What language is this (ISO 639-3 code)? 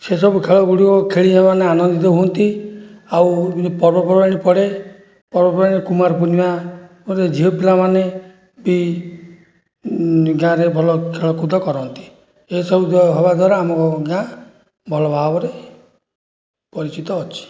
ori